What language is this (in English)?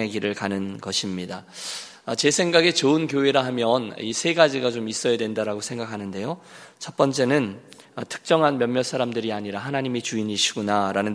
Korean